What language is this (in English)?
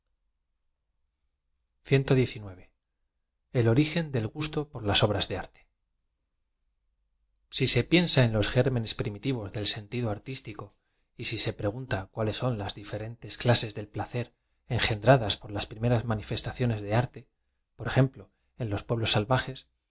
Spanish